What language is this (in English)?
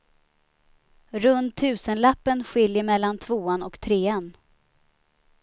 Swedish